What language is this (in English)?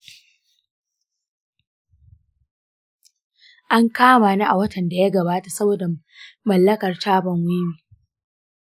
Hausa